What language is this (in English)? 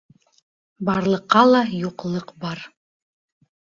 Bashkir